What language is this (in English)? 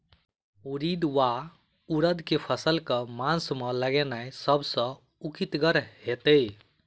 Maithili